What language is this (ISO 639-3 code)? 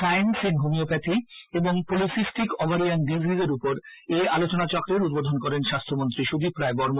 ben